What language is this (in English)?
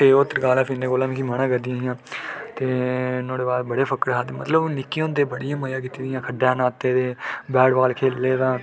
Dogri